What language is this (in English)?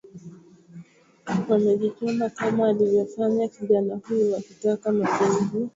Swahili